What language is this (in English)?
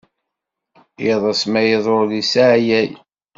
Kabyle